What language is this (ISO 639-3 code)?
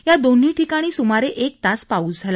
mar